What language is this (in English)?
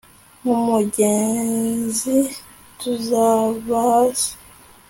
Kinyarwanda